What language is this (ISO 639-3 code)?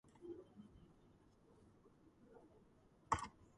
kat